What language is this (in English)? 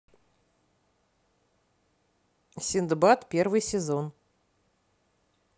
Russian